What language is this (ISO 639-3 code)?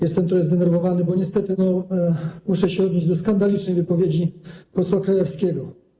pol